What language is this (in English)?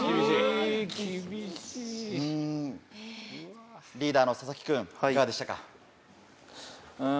Japanese